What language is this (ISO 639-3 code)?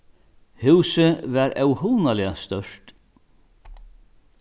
fao